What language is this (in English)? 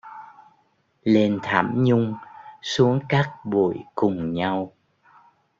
Vietnamese